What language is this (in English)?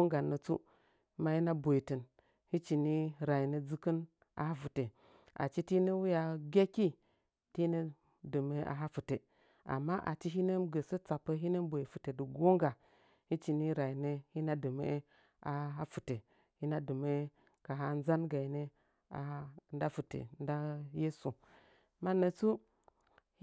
Nzanyi